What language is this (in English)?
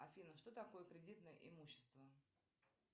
Russian